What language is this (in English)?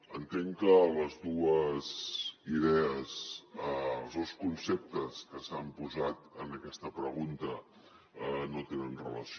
Catalan